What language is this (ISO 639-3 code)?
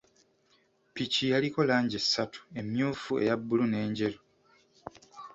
lug